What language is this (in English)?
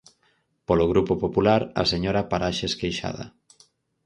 Galician